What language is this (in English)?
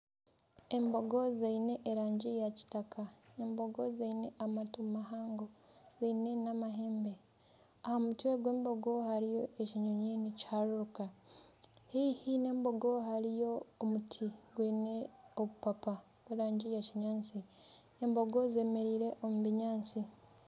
Nyankole